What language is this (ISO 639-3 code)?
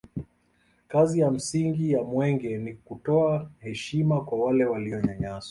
swa